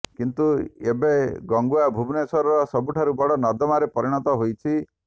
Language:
Odia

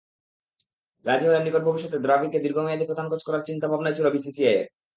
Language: Bangla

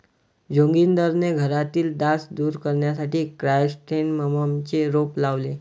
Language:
Marathi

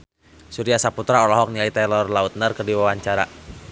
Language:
Sundanese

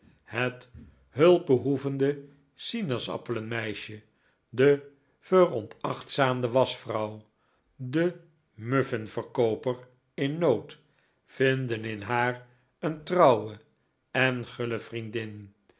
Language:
Dutch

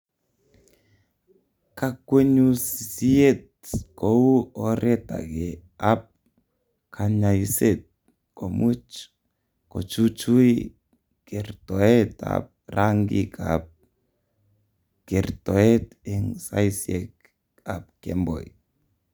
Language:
Kalenjin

